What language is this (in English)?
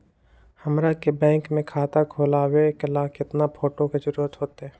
Magahi